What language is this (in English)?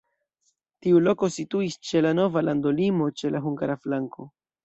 Esperanto